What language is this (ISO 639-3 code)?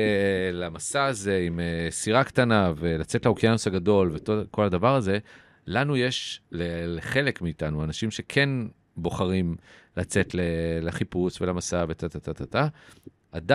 heb